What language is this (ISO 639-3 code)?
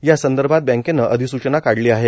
mar